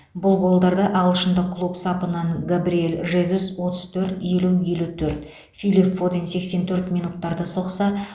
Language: Kazakh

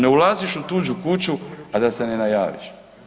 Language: Croatian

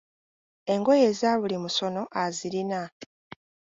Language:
Ganda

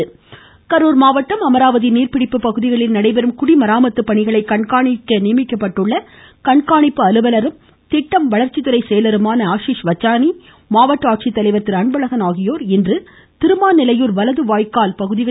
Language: Tamil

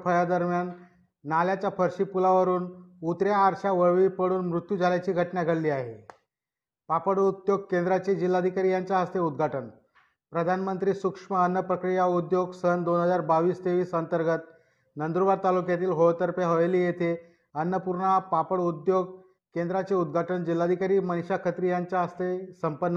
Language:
Marathi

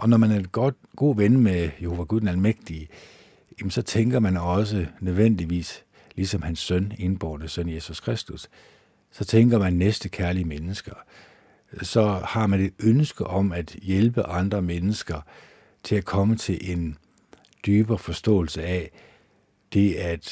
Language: Danish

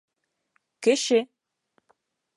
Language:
Bashkir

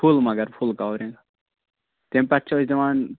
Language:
Kashmiri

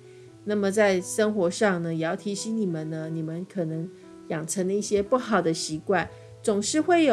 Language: Chinese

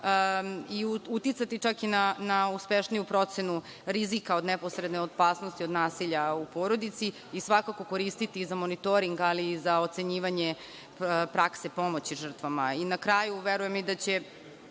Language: Serbian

